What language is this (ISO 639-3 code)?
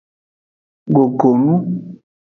ajg